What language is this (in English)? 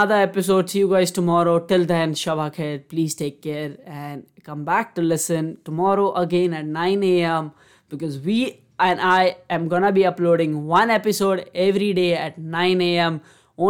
Hindi